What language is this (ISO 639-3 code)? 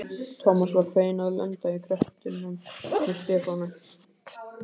isl